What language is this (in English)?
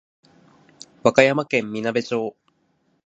Japanese